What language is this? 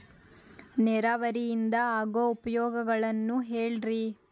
Kannada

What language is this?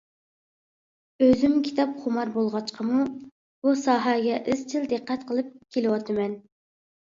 Uyghur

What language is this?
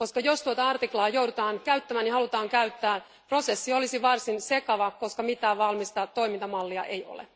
Finnish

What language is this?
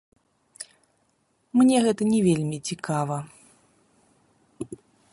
Belarusian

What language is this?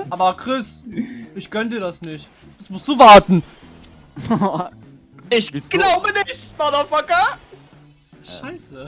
German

